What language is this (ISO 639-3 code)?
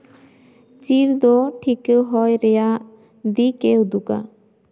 sat